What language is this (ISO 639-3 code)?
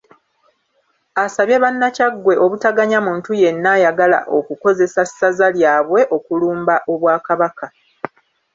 lug